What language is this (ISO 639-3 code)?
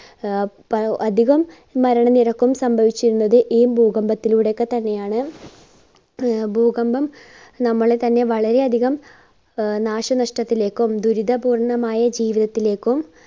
mal